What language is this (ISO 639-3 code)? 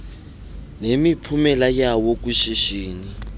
xho